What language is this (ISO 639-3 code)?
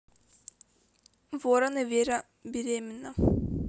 rus